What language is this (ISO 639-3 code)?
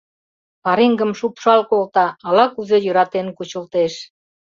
chm